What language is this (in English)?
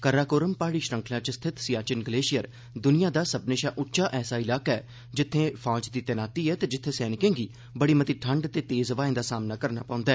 Dogri